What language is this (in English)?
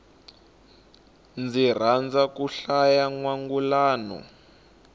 Tsonga